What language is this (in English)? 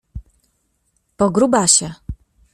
Polish